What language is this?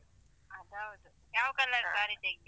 Kannada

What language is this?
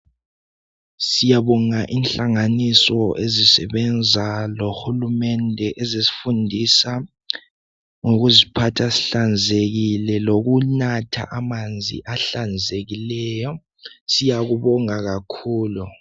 North Ndebele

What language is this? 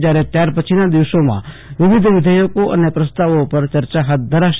Gujarati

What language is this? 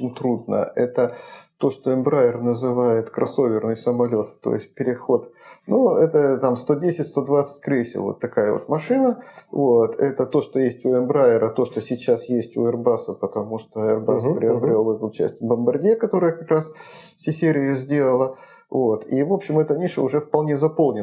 Russian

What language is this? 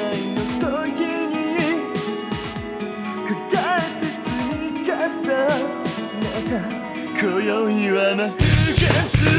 Arabic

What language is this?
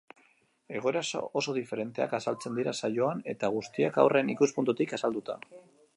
Basque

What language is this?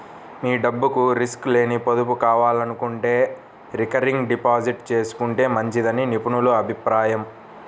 Telugu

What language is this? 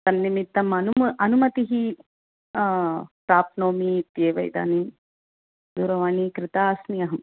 Sanskrit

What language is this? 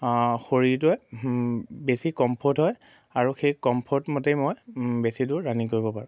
Assamese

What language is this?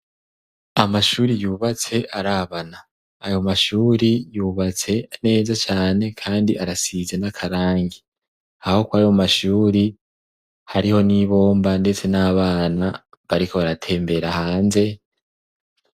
Rundi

